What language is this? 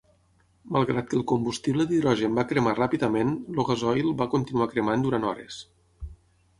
Catalan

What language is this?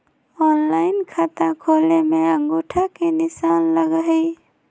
Magahi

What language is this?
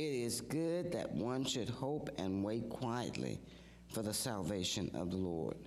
English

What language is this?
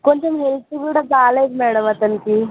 Telugu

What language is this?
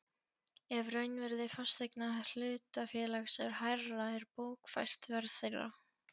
Icelandic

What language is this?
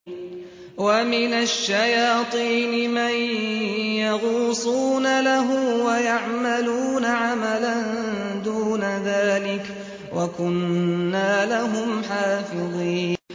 Arabic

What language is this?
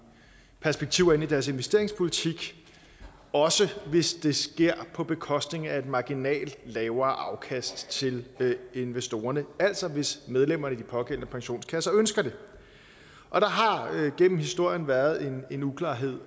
Danish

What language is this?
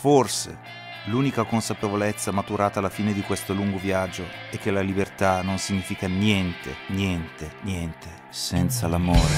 Italian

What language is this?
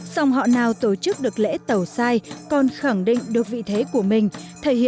Vietnamese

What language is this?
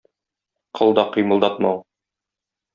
Tatar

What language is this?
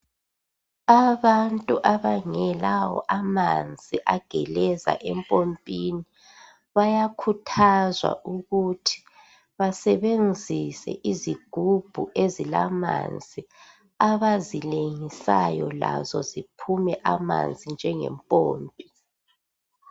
North Ndebele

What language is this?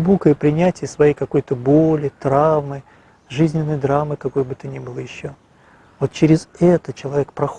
Russian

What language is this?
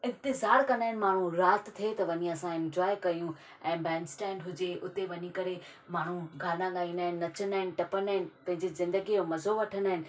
Sindhi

